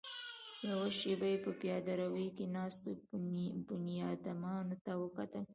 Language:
Pashto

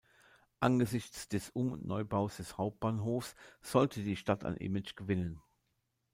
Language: German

